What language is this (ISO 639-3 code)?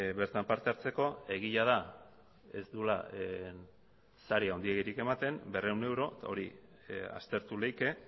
eus